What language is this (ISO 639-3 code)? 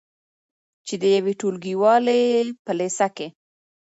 pus